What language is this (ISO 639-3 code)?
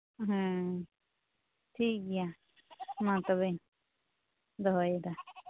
sat